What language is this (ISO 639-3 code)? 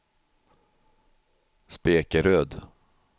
swe